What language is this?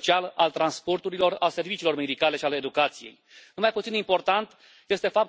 Romanian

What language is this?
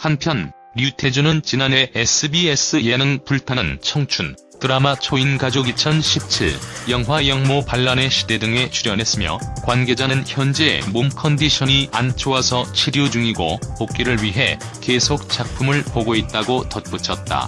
Korean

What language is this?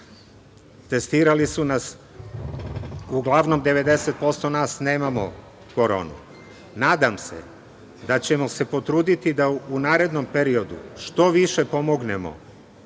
Serbian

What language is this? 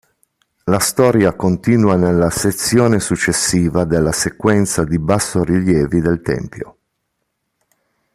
Italian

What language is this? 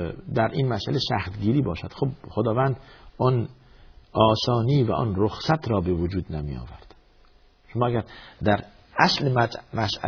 Persian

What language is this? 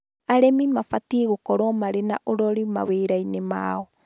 Kikuyu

